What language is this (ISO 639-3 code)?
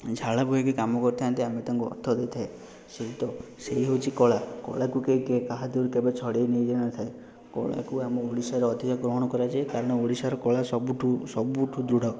ori